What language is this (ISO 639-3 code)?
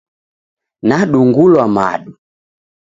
dav